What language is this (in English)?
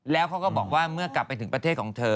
Thai